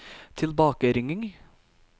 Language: Norwegian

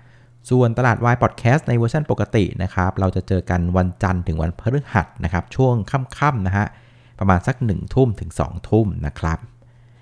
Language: Thai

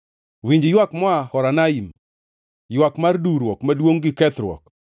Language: Luo (Kenya and Tanzania)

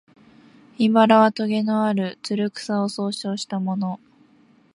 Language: Japanese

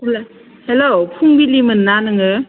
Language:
Bodo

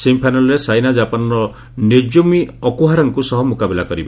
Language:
Odia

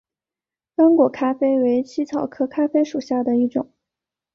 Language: Chinese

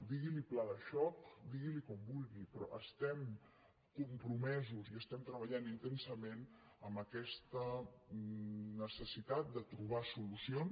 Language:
Catalan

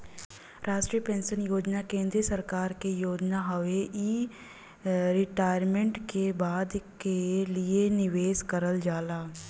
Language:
Bhojpuri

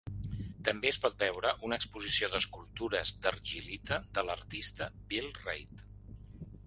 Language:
Catalan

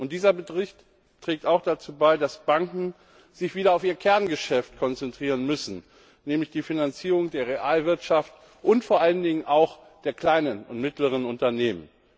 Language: German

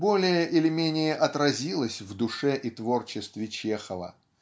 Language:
Russian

